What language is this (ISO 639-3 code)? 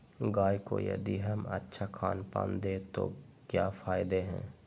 mag